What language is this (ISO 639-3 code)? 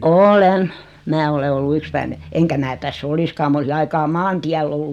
fin